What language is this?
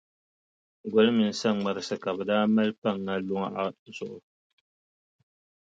Dagbani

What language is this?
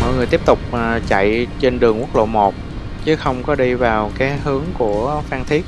Vietnamese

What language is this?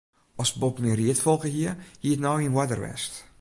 Western Frisian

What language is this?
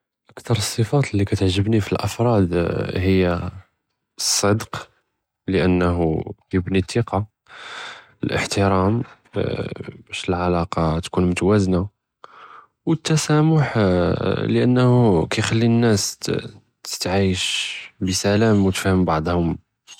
Judeo-Arabic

